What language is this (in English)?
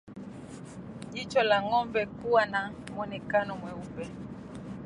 Swahili